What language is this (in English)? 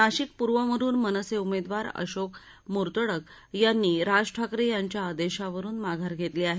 Marathi